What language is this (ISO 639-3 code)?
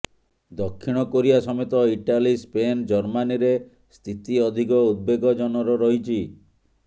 ori